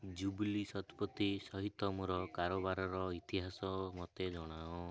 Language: Odia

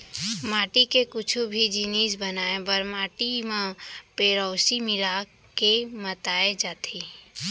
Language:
Chhattisgarhi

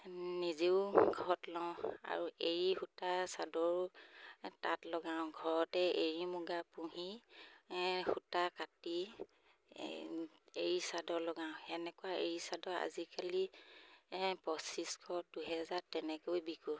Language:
Assamese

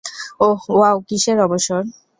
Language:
Bangla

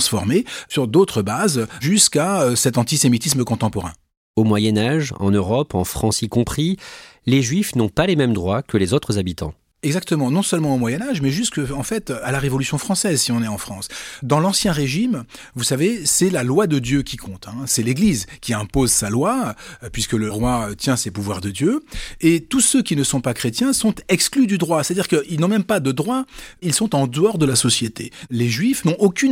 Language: French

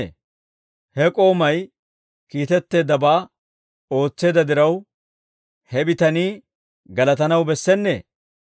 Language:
Dawro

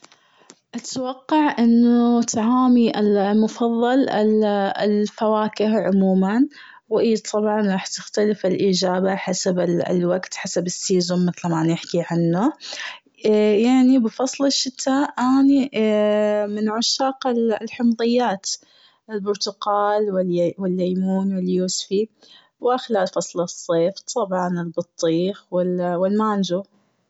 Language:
Gulf Arabic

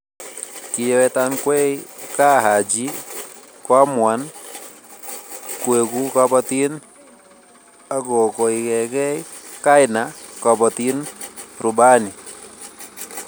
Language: Kalenjin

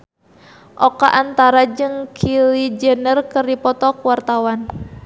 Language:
Sundanese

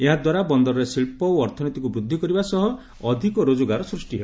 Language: Odia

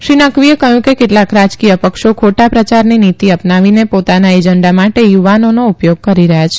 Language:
Gujarati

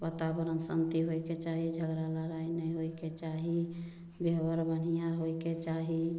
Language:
Maithili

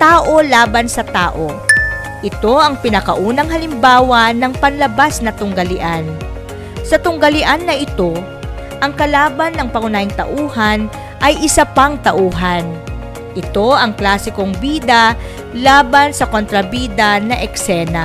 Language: Filipino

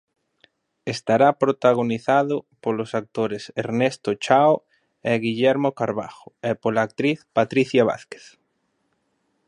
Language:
Galician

